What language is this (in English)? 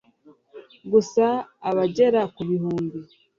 Kinyarwanda